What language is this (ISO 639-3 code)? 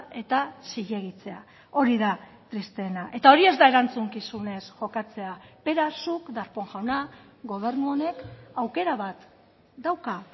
eus